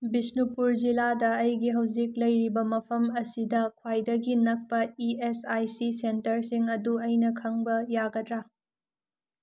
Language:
Manipuri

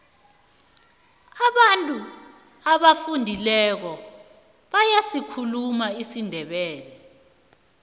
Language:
South Ndebele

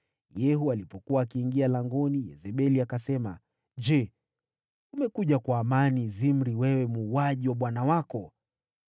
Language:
Swahili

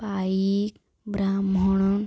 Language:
Odia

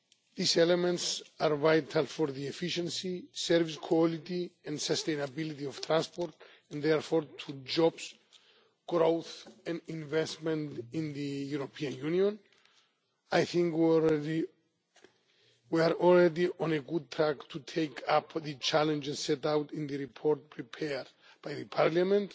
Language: English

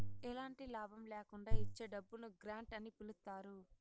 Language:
Telugu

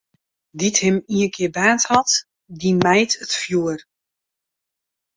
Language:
Western Frisian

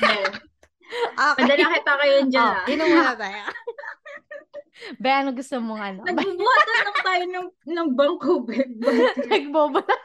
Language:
Filipino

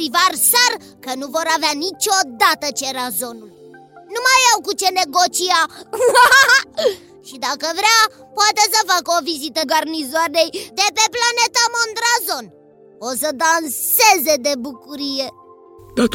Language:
Romanian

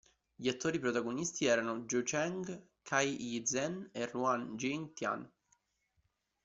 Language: Italian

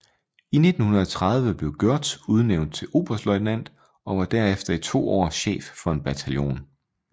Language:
Danish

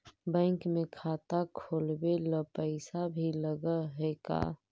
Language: Magahi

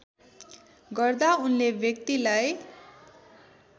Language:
Nepali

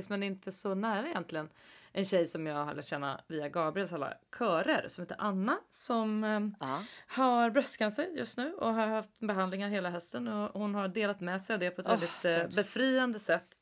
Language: Swedish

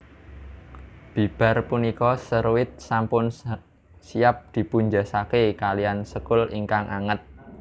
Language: Javanese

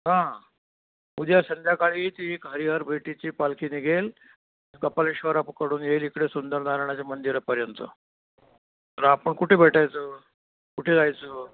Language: Marathi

